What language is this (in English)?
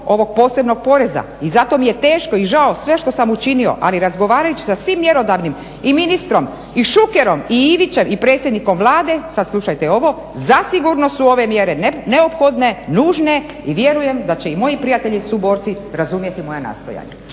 Croatian